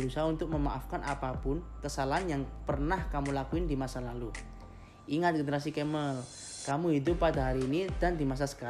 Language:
Indonesian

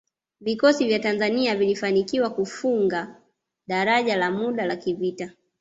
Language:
Swahili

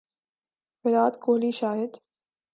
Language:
Urdu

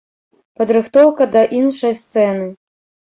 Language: Belarusian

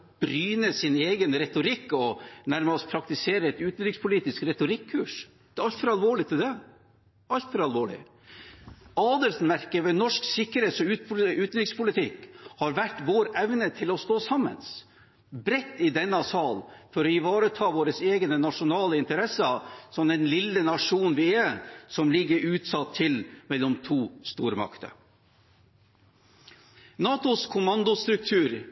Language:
Norwegian Bokmål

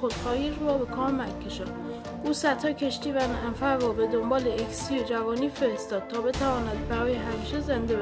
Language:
Persian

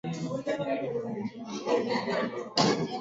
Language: Swahili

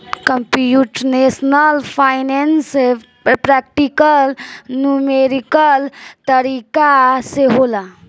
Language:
Bhojpuri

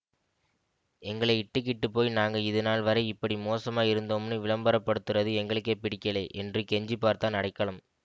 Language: Tamil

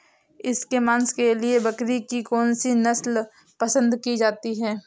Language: Hindi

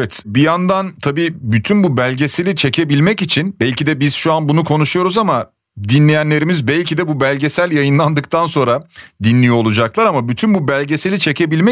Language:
Turkish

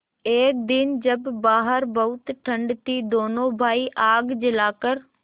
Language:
Hindi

